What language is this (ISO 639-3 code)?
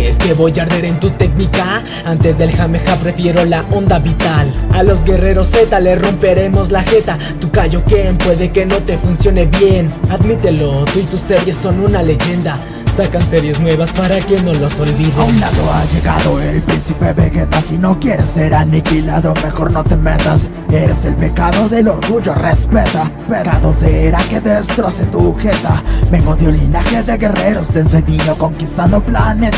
spa